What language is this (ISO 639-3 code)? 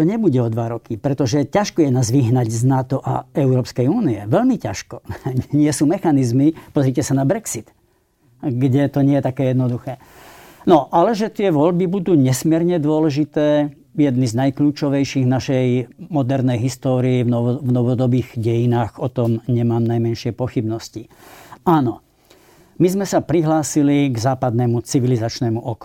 slk